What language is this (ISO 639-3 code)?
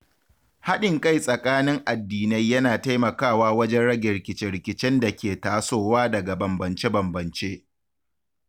hau